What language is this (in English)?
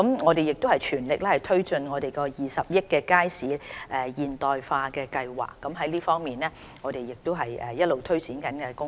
Cantonese